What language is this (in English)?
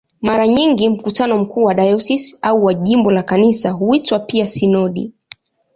Swahili